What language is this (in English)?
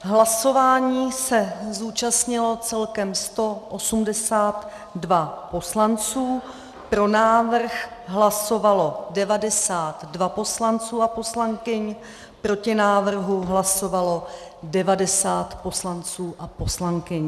Czech